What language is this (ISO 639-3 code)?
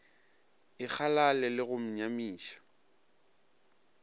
nso